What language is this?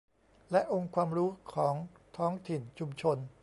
Thai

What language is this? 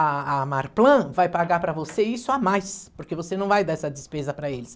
Portuguese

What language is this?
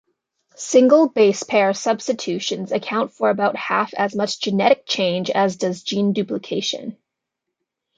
English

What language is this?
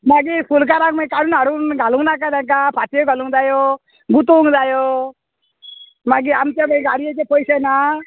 Konkani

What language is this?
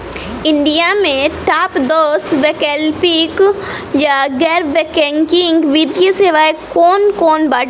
Bhojpuri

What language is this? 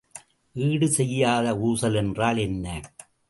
Tamil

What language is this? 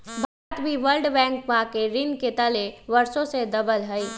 Magahi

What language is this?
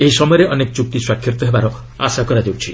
Odia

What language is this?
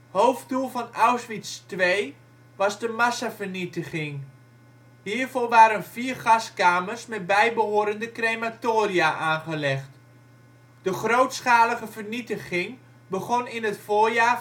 Dutch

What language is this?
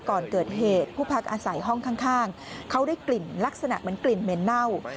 Thai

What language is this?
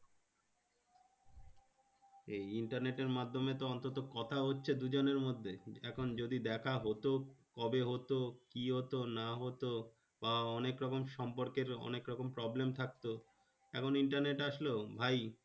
Bangla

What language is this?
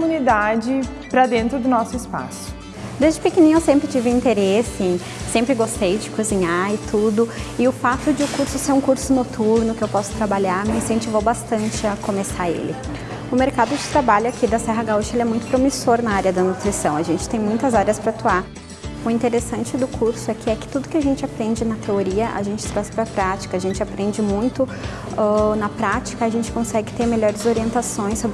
Portuguese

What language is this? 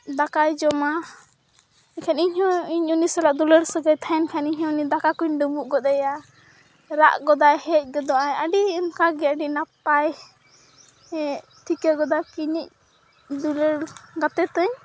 Santali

